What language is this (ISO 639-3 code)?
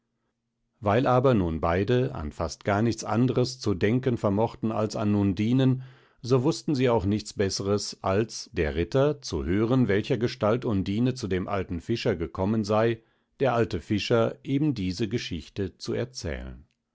deu